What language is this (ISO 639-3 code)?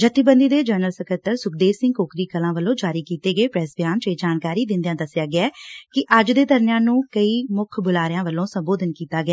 pan